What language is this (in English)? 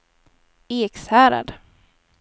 Swedish